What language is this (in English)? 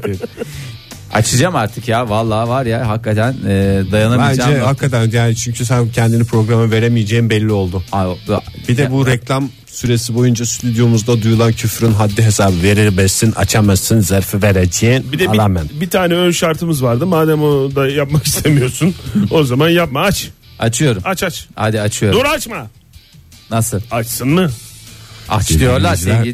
Turkish